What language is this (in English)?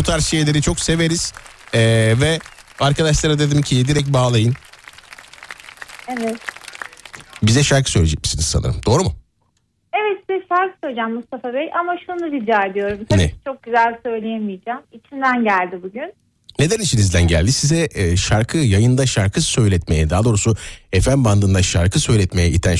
Turkish